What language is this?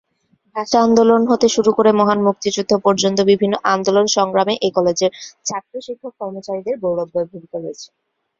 Bangla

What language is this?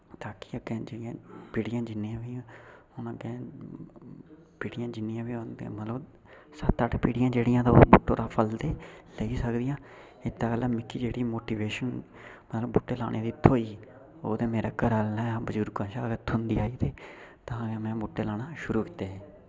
Dogri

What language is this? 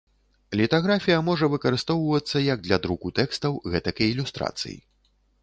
Belarusian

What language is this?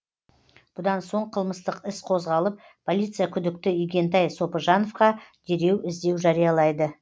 Kazakh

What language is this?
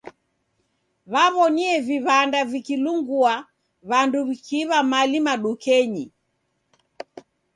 Taita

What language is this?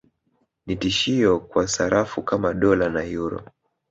Swahili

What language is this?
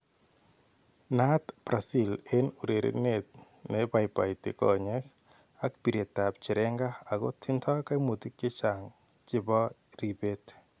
Kalenjin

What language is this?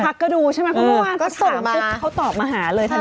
Thai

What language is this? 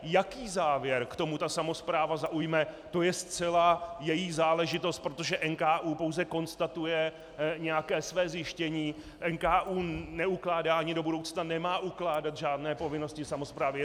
Czech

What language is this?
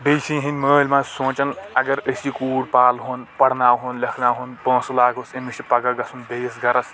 Kashmiri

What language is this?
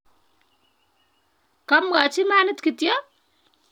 Kalenjin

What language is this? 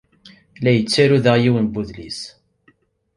Kabyle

